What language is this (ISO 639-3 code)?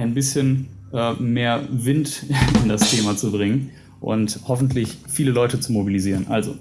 deu